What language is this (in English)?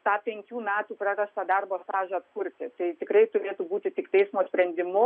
Lithuanian